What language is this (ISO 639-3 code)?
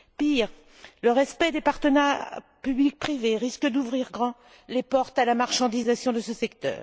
fra